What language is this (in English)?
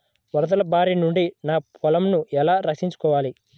Telugu